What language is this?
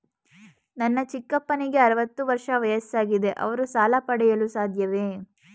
Kannada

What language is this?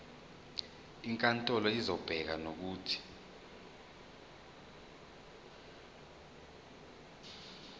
Zulu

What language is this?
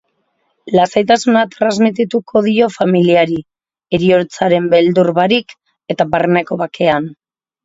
Basque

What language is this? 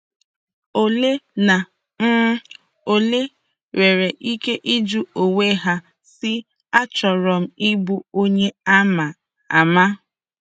Igbo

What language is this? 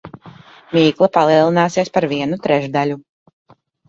Latvian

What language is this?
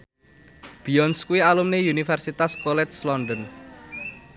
Javanese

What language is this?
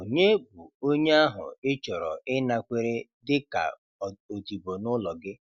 Igbo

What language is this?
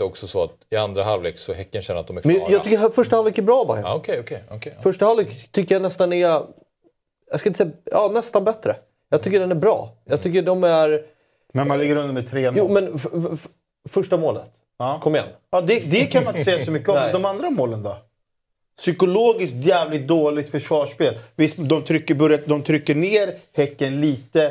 Swedish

